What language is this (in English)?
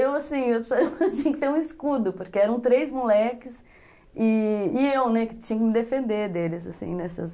Portuguese